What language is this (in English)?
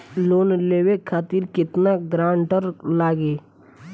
Bhojpuri